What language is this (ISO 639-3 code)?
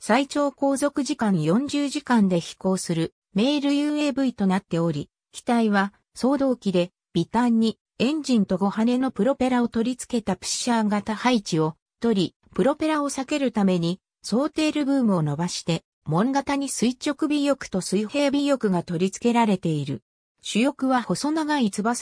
jpn